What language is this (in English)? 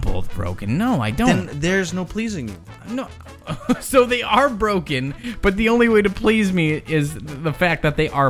English